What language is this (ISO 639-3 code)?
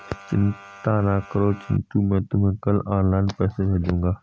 hin